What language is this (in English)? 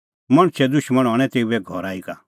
Kullu Pahari